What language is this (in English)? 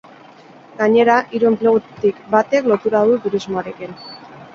Basque